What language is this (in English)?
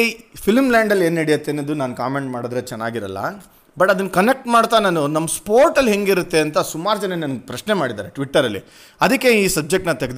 Kannada